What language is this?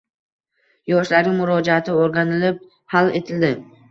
Uzbek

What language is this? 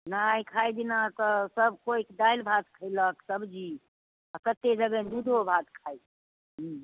Maithili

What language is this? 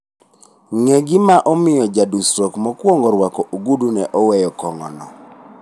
Luo (Kenya and Tanzania)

